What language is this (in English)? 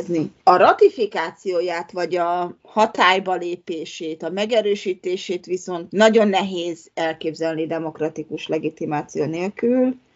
Hungarian